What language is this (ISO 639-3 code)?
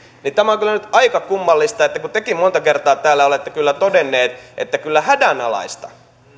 fin